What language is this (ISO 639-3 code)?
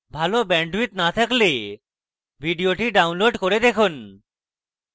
ben